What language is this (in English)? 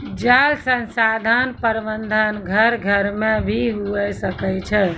Maithili